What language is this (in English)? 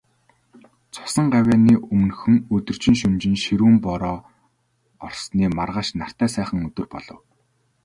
Mongolian